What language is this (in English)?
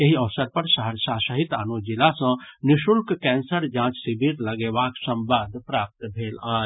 Maithili